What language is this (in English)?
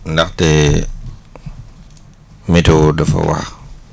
Wolof